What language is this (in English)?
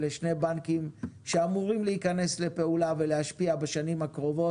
Hebrew